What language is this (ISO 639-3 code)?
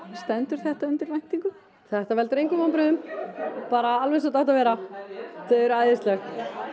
isl